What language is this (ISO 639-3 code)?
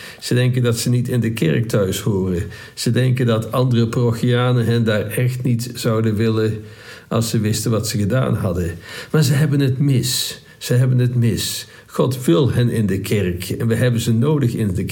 nld